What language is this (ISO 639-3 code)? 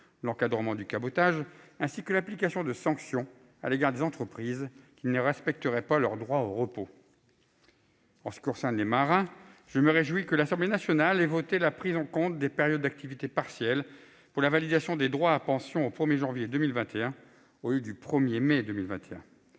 fra